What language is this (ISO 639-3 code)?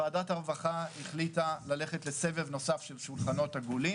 heb